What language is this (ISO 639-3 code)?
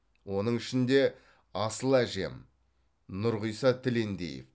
kaz